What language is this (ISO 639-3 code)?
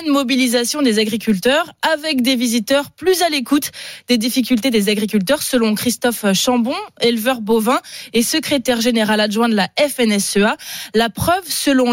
fra